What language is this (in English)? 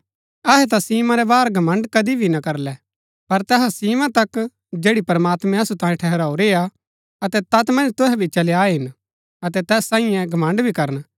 Gaddi